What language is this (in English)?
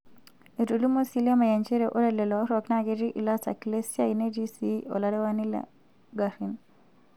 Masai